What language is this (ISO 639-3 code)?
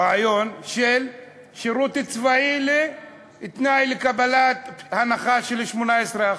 heb